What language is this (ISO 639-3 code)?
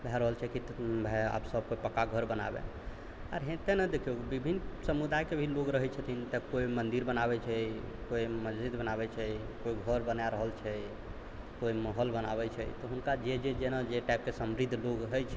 mai